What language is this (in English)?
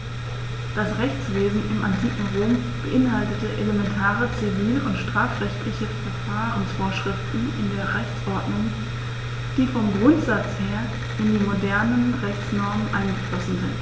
German